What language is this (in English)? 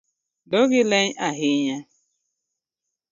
Luo (Kenya and Tanzania)